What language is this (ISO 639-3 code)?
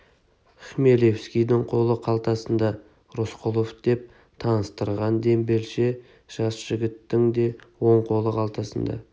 kaz